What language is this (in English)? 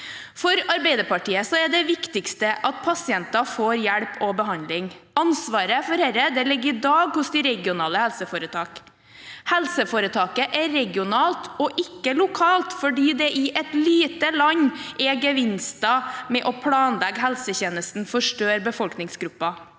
Norwegian